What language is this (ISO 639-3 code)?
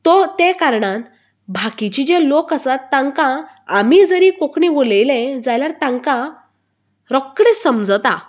kok